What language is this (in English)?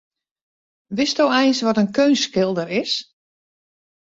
Western Frisian